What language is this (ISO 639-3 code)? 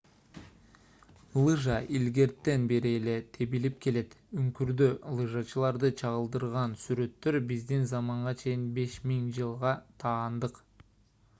kir